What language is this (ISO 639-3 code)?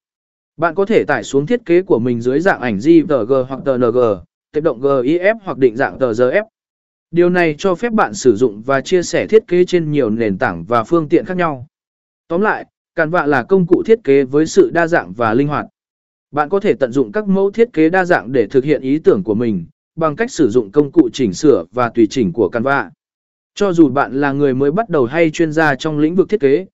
vie